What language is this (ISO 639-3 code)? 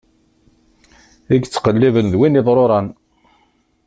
kab